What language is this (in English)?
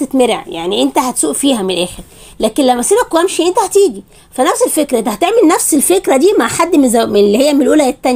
Arabic